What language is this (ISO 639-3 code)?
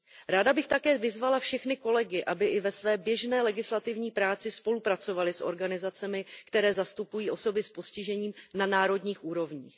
ces